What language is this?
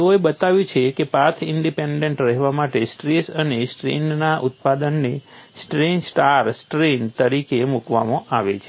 Gujarati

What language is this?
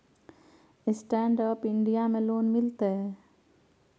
Maithili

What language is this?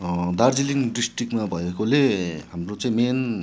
Nepali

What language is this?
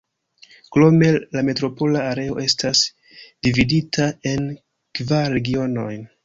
Esperanto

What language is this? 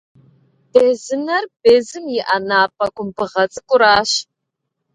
Kabardian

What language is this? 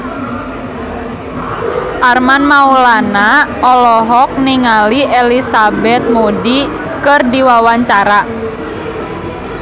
Sundanese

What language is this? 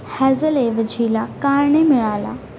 Marathi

